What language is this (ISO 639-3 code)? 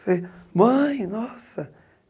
por